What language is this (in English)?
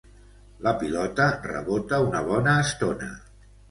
Catalan